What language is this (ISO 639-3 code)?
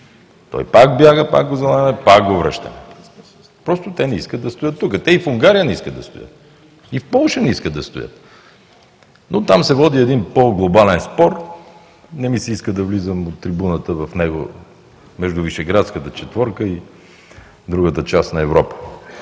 bul